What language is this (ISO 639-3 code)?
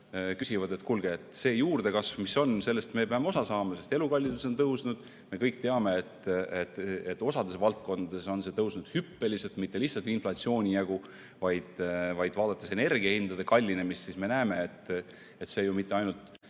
est